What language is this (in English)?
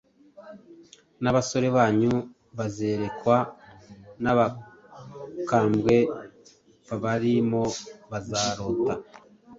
Kinyarwanda